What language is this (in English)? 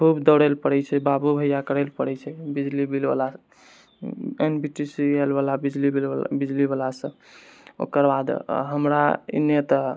Maithili